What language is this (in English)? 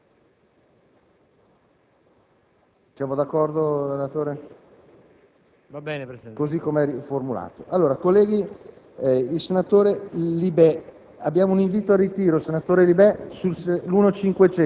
Italian